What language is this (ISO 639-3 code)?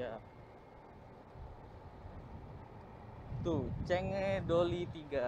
ind